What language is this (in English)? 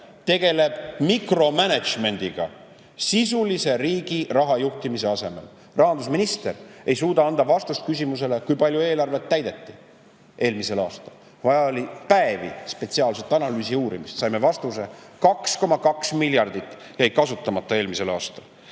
Estonian